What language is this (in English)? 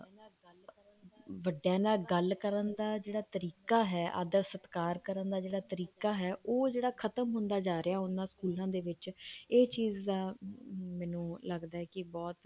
Punjabi